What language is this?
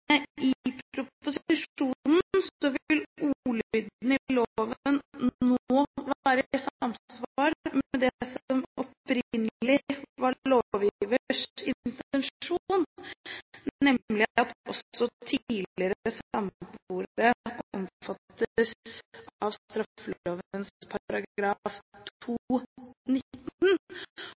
Norwegian Bokmål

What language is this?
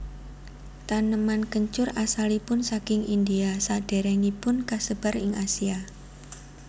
Javanese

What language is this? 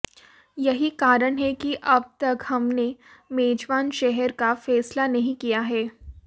Hindi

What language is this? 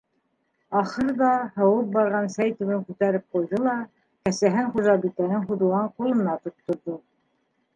Bashkir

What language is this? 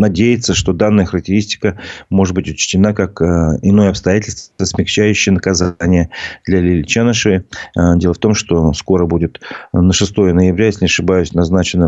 Russian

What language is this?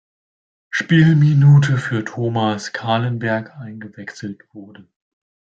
German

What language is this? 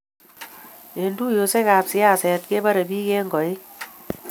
Kalenjin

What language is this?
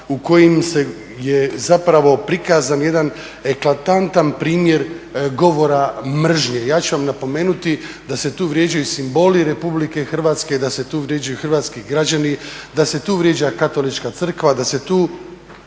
Croatian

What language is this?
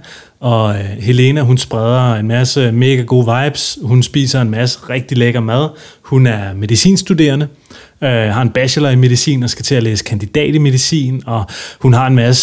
Danish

